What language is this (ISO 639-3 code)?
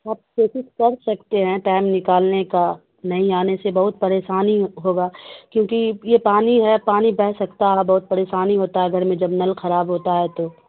urd